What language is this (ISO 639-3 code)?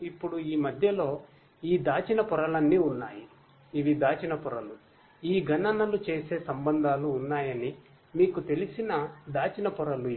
tel